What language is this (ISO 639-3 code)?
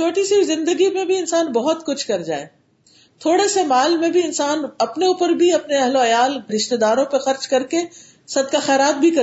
urd